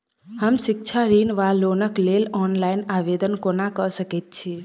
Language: Maithili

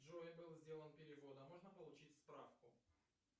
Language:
Russian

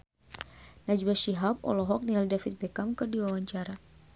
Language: Sundanese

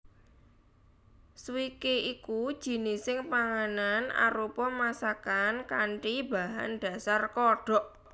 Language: Javanese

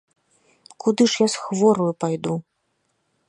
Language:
Belarusian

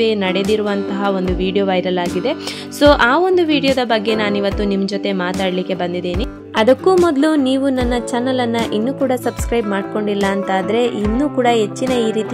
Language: Kannada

